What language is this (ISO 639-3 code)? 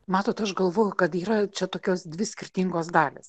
lit